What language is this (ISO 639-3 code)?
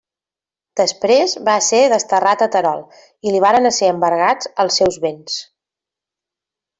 cat